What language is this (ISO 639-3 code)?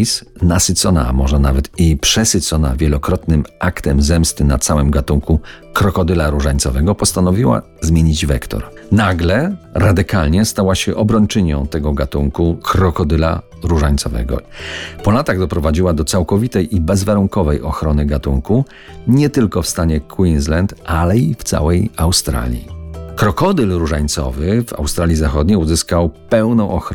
pol